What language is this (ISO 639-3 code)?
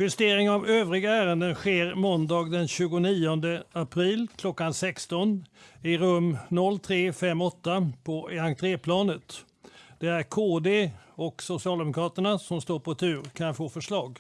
swe